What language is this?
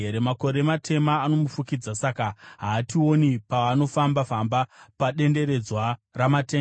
Shona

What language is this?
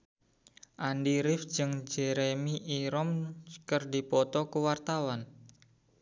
Sundanese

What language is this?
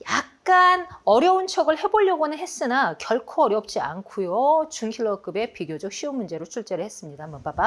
Korean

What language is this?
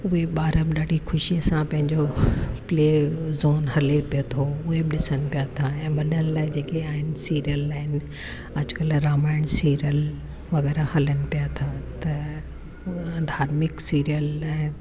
Sindhi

